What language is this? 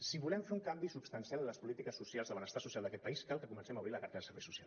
Catalan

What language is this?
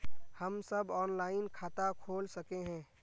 Magahi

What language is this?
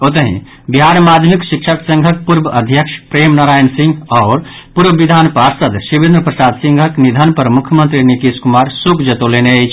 Maithili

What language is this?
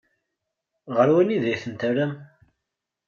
Kabyle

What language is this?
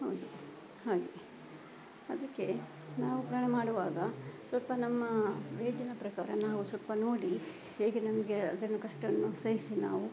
Kannada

